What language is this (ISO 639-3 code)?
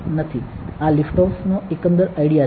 guj